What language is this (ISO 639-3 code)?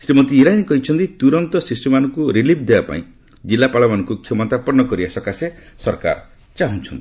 ori